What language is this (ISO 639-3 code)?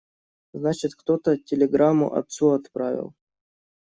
rus